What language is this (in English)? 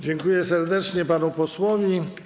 Polish